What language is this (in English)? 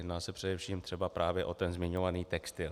Czech